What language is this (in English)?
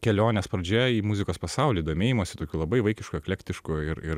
Lithuanian